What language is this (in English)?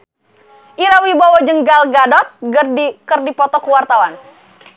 Sundanese